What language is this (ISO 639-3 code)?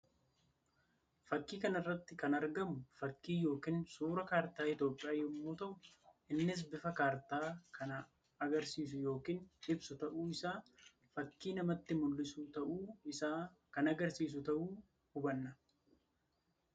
orm